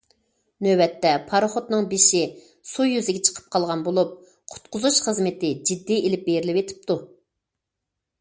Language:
Uyghur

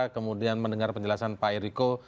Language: Indonesian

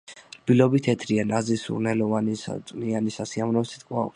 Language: Georgian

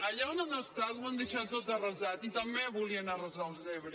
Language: Catalan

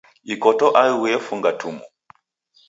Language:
Taita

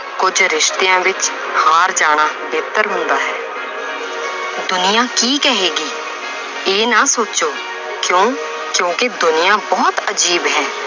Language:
Punjabi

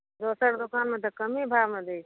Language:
Maithili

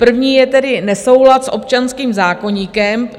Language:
Czech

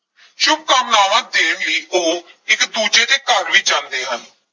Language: Punjabi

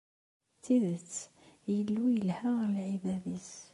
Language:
Kabyle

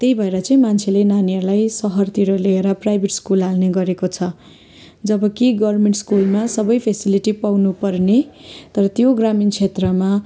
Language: Nepali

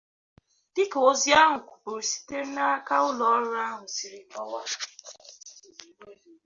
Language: Igbo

